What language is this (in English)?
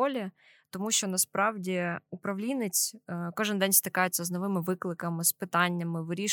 Ukrainian